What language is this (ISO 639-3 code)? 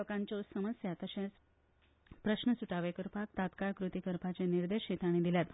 kok